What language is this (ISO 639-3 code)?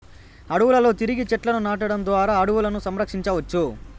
tel